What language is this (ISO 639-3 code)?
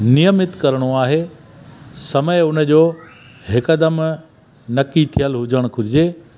snd